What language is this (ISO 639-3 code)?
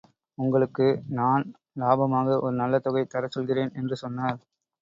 tam